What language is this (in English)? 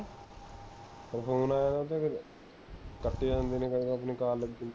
Punjabi